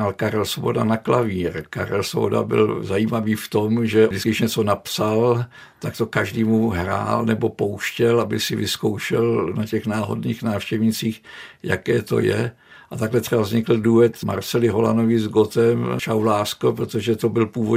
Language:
Czech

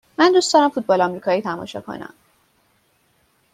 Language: Persian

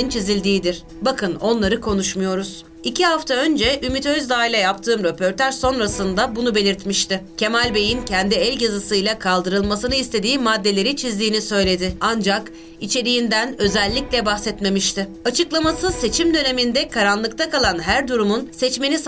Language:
Turkish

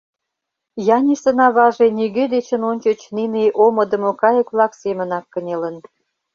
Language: Mari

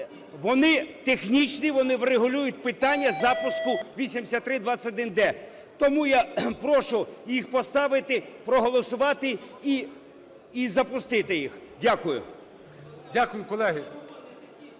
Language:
Ukrainian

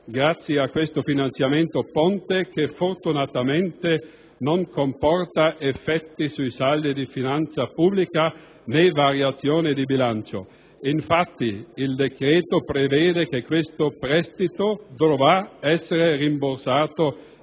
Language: Italian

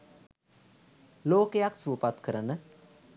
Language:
Sinhala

